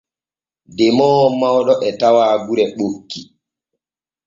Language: Borgu Fulfulde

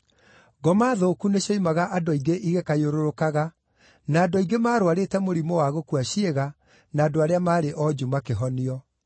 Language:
Kikuyu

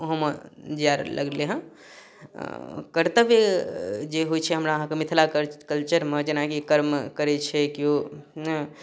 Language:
Maithili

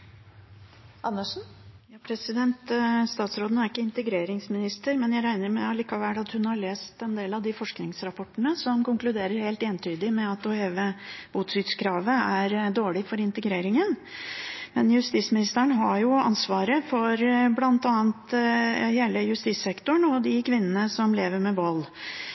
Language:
Norwegian Bokmål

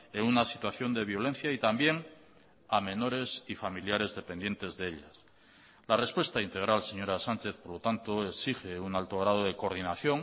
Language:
Spanish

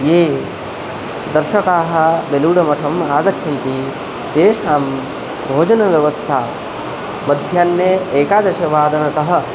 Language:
Sanskrit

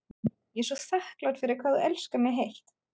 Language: Icelandic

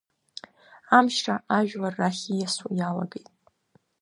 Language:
Abkhazian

